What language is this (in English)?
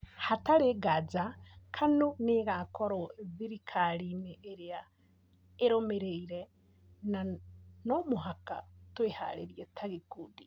Kikuyu